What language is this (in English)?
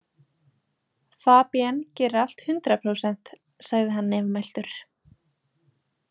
Icelandic